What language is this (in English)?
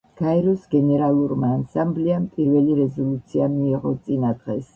Georgian